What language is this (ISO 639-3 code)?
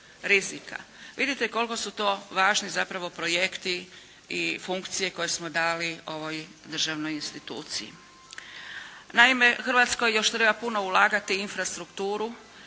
hrv